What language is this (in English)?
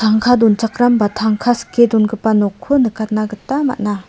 Garo